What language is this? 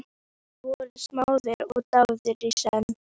Icelandic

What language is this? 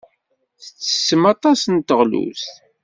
Kabyle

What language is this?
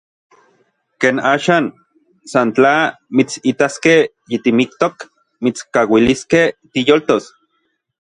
Orizaba Nahuatl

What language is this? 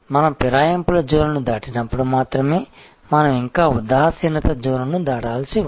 Telugu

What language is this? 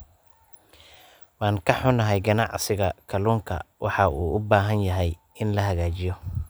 Somali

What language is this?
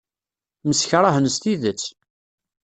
Kabyle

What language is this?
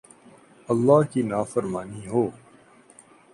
Urdu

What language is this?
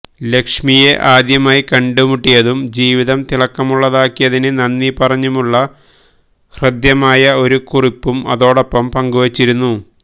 Malayalam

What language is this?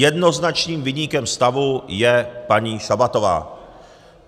Czech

